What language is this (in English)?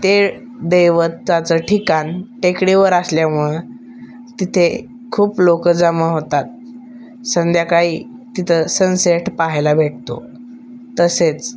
Marathi